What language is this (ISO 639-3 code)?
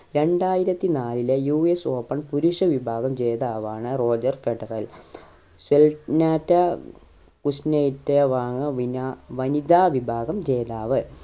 mal